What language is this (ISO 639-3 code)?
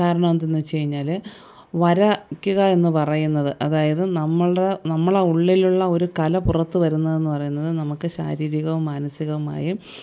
mal